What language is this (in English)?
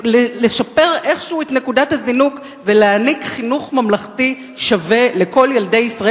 Hebrew